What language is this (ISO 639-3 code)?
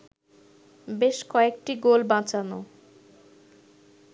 ben